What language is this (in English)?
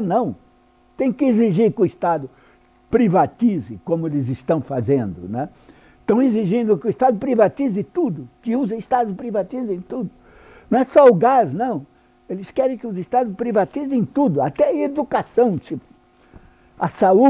Portuguese